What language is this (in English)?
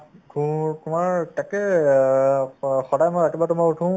Assamese